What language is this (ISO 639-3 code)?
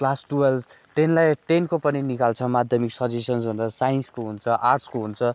nep